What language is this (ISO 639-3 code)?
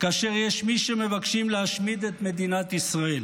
heb